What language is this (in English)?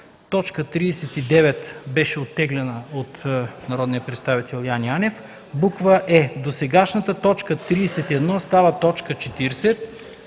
Bulgarian